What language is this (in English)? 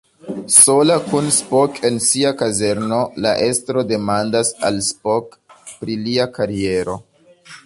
Esperanto